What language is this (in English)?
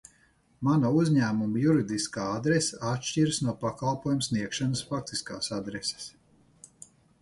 Latvian